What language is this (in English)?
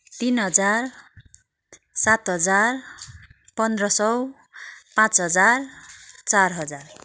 Nepali